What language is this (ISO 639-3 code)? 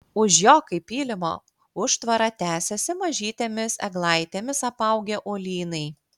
lit